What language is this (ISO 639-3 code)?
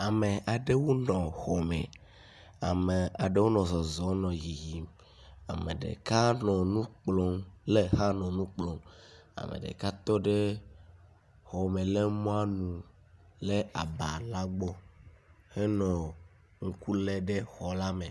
ewe